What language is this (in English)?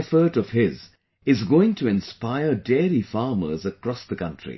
English